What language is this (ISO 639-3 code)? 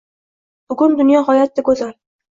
uzb